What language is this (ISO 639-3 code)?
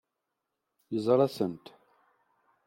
kab